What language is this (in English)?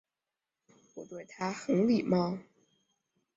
Chinese